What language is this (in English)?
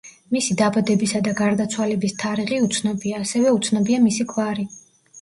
Georgian